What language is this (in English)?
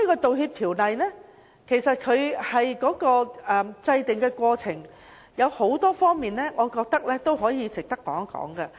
Cantonese